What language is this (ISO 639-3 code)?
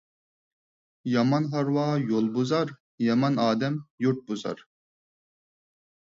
uig